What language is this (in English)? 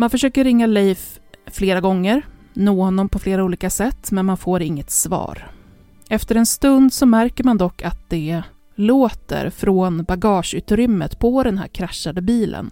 Swedish